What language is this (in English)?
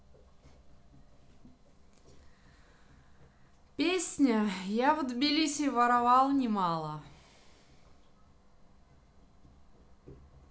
Russian